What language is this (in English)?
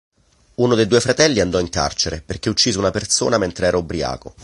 Italian